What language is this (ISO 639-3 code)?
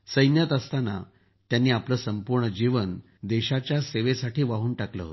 mar